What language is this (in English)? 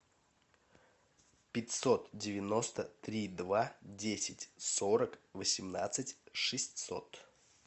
Russian